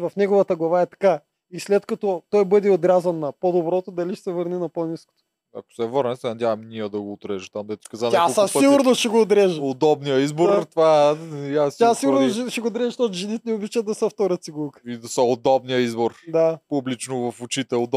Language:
Bulgarian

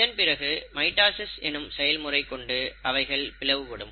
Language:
Tamil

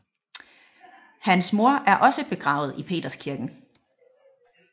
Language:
Danish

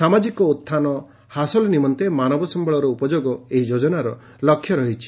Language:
Odia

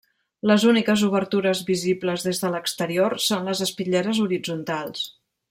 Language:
Catalan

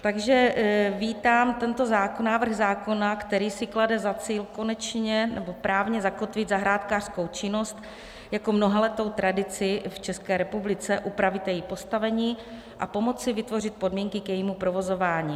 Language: Czech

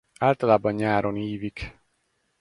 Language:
Hungarian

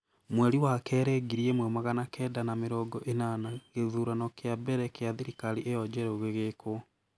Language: Kikuyu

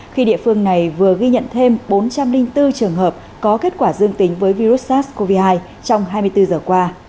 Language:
Vietnamese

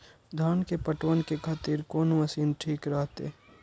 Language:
Maithili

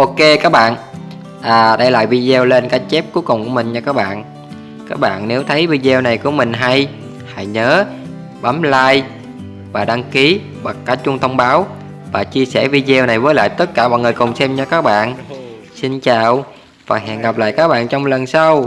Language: Vietnamese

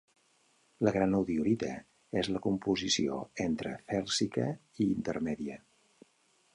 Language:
Catalan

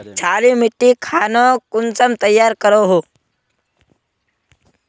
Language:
Magahi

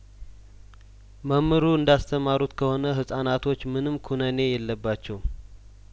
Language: Amharic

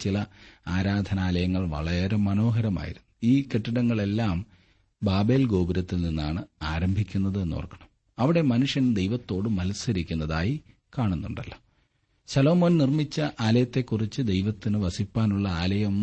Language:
Malayalam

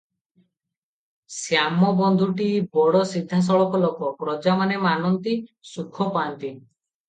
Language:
Odia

